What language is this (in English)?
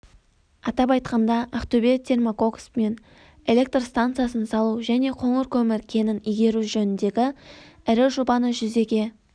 Kazakh